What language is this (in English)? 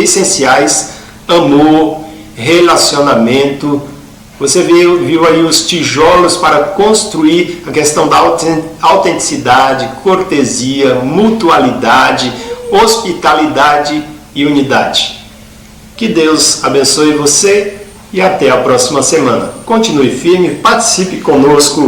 Portuguese